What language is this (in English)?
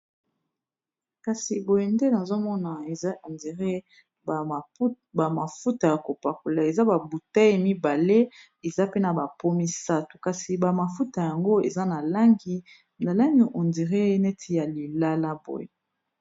Lingala